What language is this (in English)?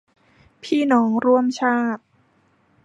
Thai